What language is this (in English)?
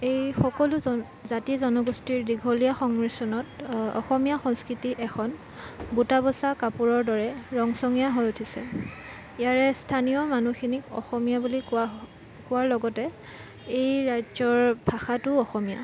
Assamese